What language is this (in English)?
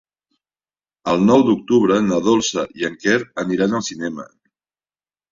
Catalan